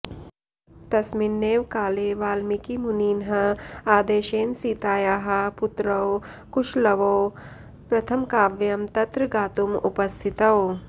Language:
Sanskrit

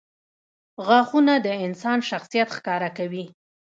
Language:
Pashto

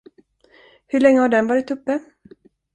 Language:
Swedish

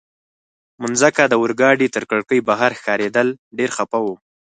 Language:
Pashto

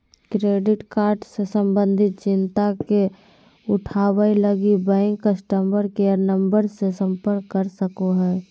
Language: Magahi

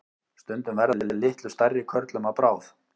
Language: Icelandic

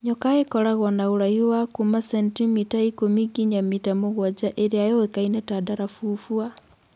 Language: Kikuyu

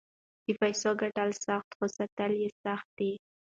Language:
Pashto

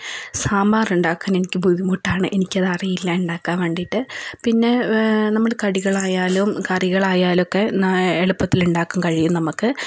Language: Malayalam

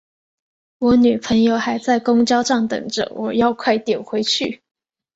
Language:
Chinese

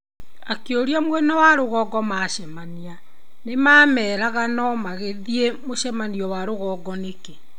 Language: Kikuyu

